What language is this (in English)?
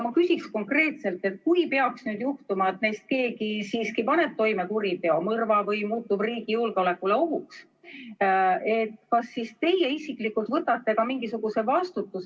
Estonian